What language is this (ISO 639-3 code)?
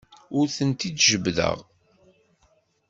kab